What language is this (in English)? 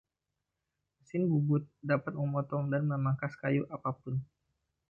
Indonesian